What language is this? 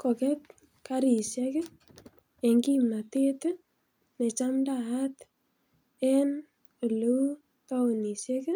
Kalenjin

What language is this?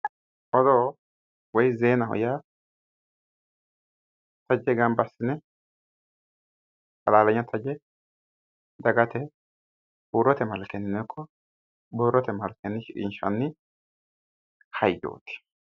Sidamo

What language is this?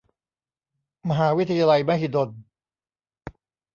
Thai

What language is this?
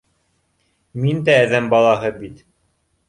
Bashkir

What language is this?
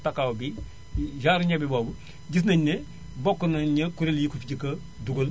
Wolof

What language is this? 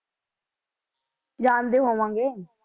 Punjabi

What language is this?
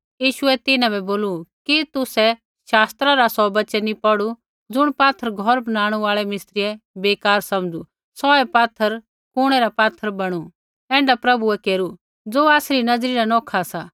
Kullu Pahari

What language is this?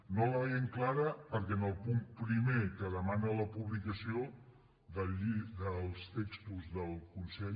Catalan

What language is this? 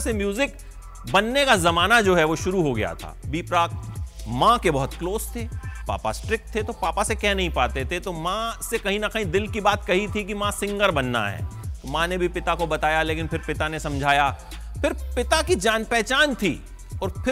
Hindi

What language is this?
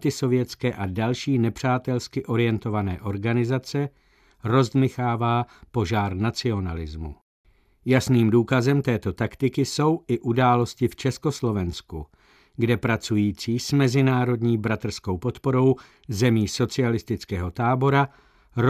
Czech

